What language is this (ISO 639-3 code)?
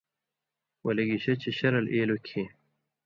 mvy